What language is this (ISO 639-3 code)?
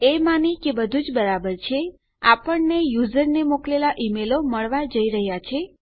guj